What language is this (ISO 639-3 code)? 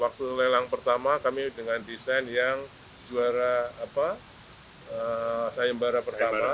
ind